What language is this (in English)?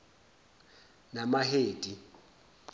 Zulu